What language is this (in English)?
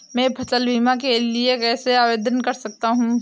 Hindi